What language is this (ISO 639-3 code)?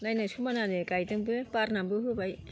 brx